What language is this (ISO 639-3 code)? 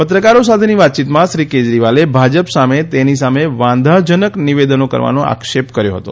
guj